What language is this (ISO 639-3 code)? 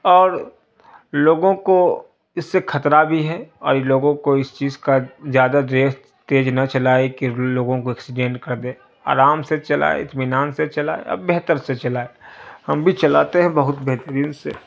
urd